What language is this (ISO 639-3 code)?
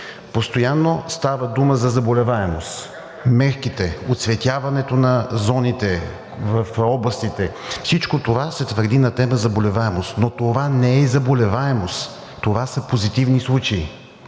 bul